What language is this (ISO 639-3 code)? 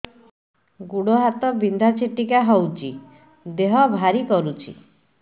ori